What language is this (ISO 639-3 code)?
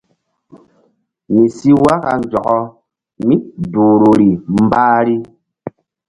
mdd